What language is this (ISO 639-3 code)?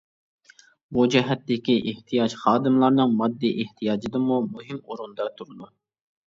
uig